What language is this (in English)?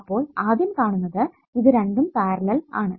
Malayalam